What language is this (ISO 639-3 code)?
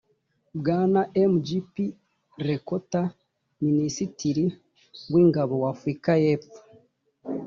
kin